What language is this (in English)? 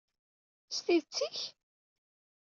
Kabyle